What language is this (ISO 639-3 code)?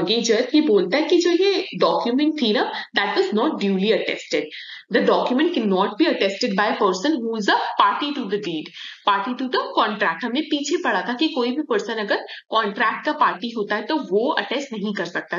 hin